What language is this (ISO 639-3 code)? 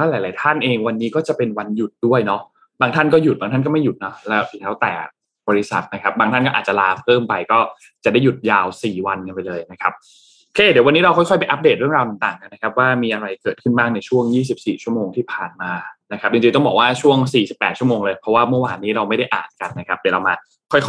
tha